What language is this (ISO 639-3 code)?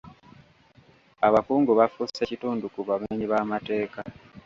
lug